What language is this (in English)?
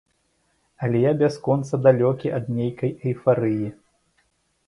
Belarusian